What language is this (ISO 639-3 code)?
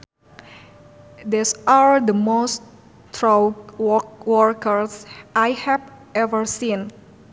sun